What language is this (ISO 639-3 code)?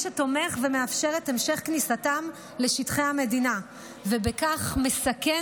heb